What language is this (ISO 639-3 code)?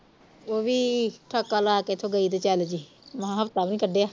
pan